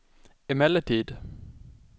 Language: Swedish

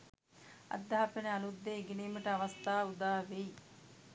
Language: Sinhala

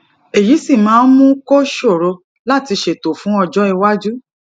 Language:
Yoruba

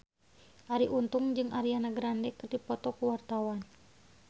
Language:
Sundanese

